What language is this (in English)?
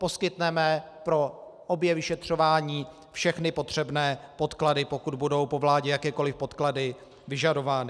Czech